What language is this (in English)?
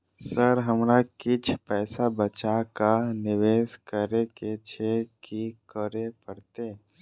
Maithili